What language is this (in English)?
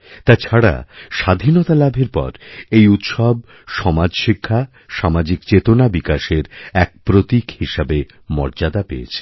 Bangla